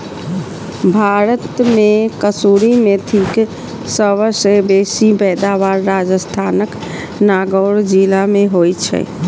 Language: Maithili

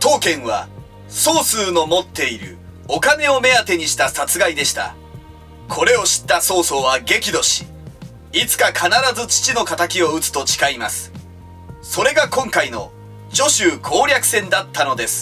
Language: Japanese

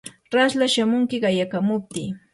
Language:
Yanahuanca Pasco Quechua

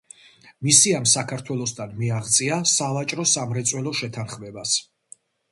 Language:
Georgian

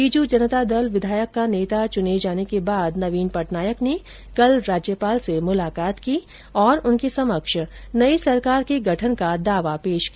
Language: Hindi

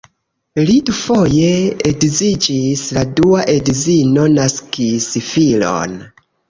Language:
Esperanto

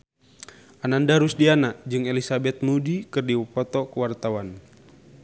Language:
Sundanese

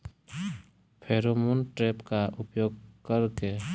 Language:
Bhojpuri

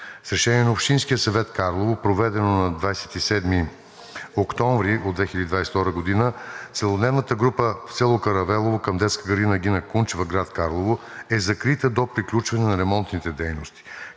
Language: Bulgarian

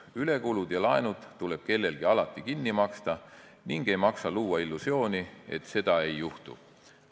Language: Estonian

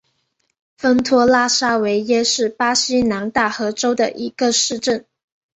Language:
Chinese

